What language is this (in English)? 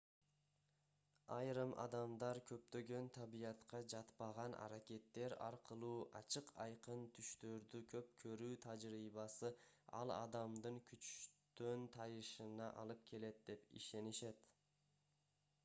Kyrgyz